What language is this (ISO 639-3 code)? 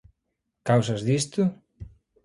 glg